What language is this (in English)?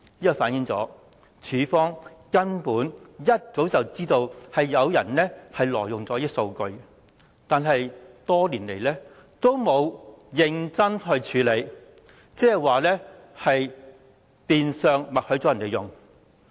Cantonese